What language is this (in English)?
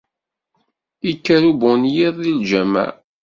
Kabyle